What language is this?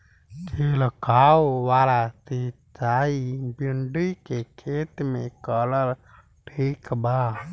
Bhojpuri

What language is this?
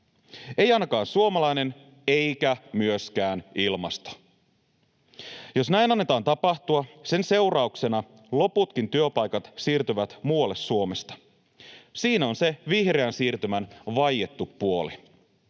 Finnish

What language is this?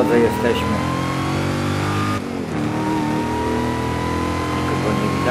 Polish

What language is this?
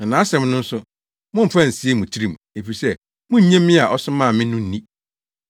Akan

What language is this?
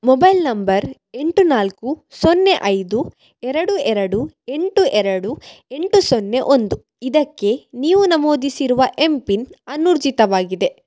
Kannada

